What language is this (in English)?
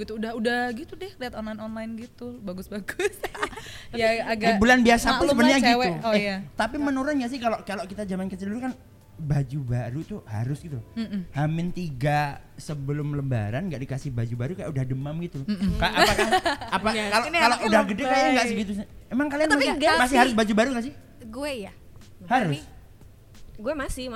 Indonesian